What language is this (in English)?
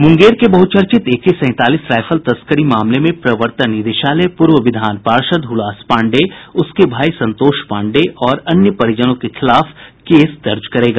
Hindi